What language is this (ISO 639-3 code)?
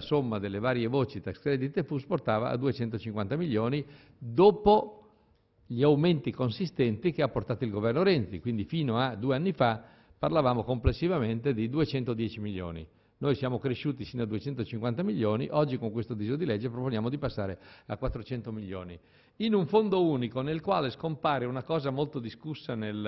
ita